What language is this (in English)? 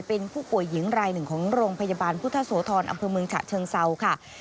Thai